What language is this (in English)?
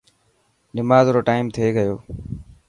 Dhatki